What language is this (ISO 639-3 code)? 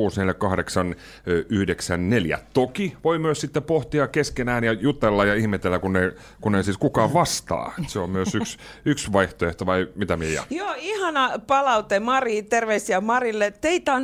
fin